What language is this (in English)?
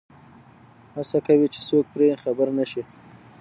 Pashto